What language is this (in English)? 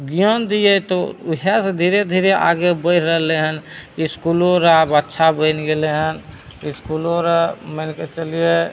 Maithili